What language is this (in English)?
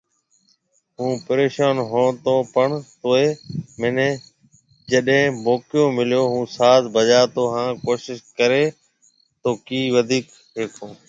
Marwari (Pakistan)